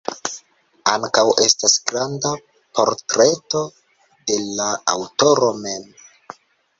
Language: Esperanto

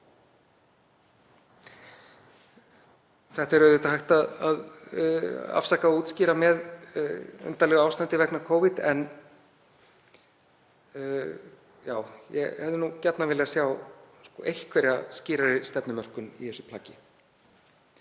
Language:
Icelandic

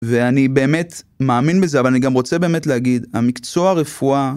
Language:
Hebrew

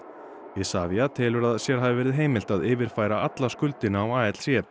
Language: Icelandic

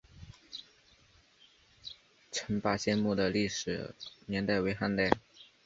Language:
Chinese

